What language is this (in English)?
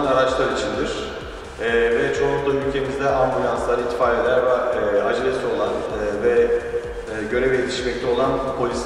Turkish